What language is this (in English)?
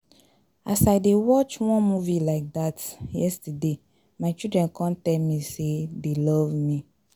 Nigerian Pidgin